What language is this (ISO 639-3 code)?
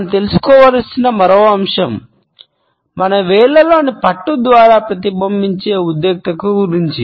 tel